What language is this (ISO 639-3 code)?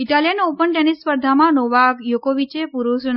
guj